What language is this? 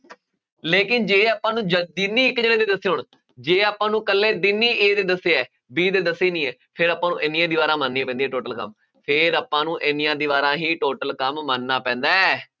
Punjabi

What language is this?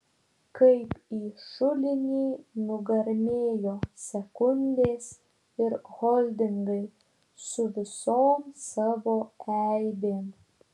Lithuanian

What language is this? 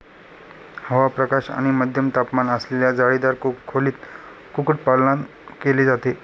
Marathi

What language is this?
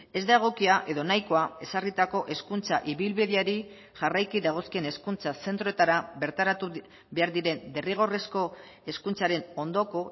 Basque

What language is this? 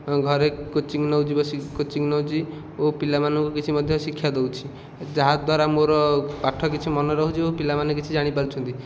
Odia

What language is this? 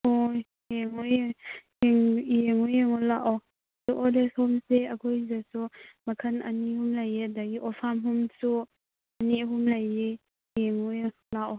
Manipuri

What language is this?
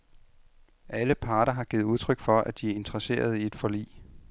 Danish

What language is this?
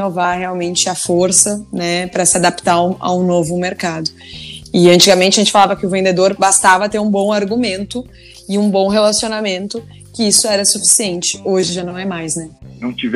Portuguese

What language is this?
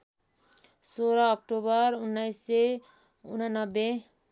Nepali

